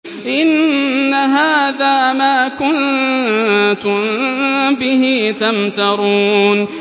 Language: Arabic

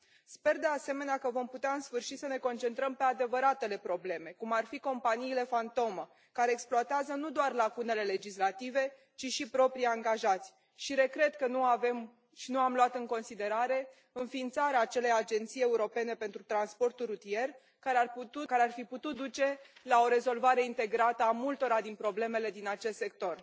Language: Romanian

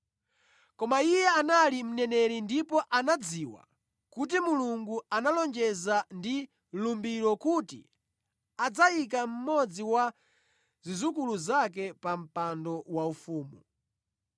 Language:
Nyanja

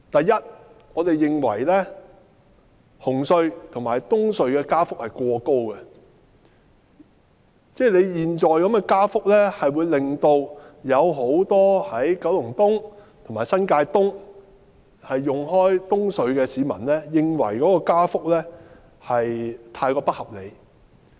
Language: Cantonese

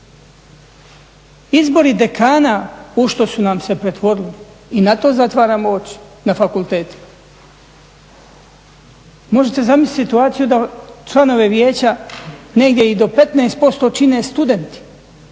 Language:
Croatian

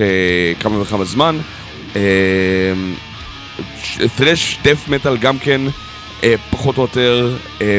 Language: Hebrew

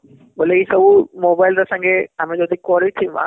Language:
Odia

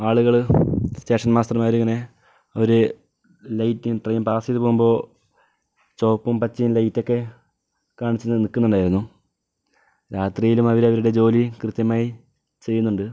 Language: Malayalam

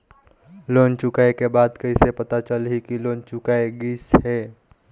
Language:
Chhattisgarhi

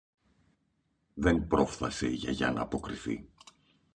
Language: Greek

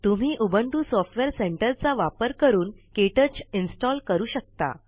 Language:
Marathi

